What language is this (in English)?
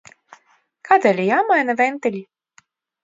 Latvian